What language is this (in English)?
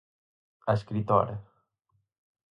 Galician